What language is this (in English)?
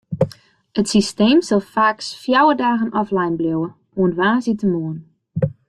Western Frisian